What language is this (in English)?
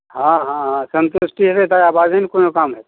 Maithili